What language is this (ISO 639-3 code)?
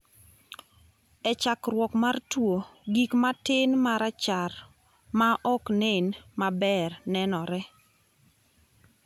luo